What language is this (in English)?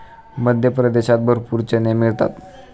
Marathi